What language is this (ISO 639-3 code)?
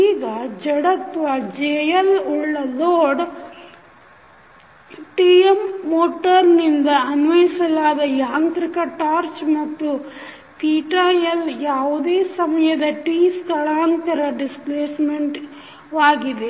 kan